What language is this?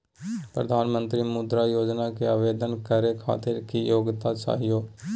Magahi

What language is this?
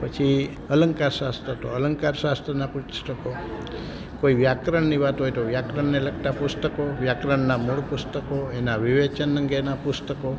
Gujarati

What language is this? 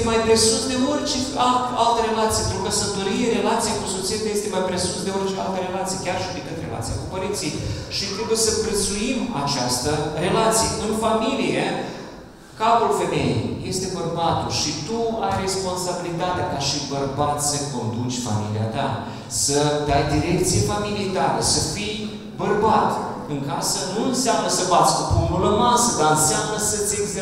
Romanian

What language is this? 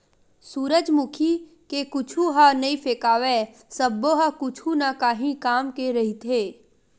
Chhattisgarhi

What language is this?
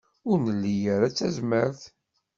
Kabyle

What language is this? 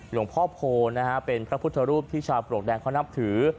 Thai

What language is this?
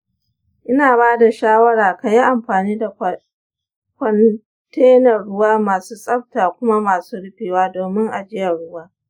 Hausa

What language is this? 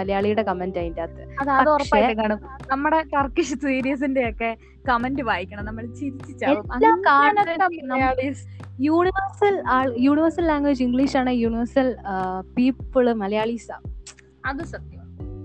Malayalam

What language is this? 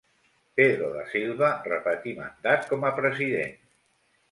Catalan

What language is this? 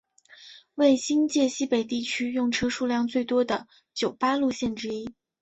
Chinese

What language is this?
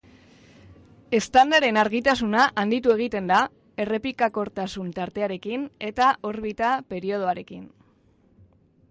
Basque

